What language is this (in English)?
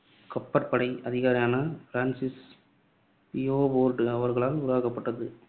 Tamil